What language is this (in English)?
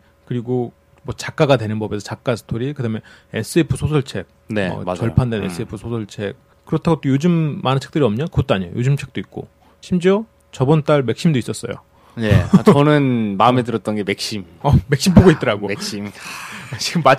Korean